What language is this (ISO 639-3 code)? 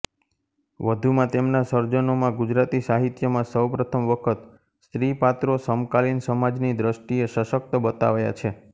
guj